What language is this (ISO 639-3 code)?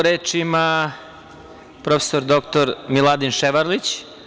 srp